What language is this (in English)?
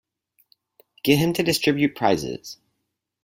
English